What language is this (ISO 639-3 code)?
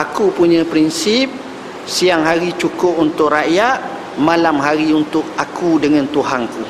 msa